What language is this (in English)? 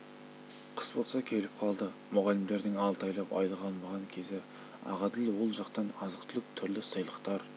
Kazakh